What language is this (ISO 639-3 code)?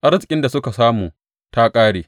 hau